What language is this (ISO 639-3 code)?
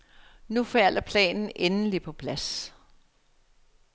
dan